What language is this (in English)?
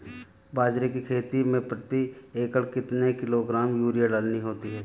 Hindi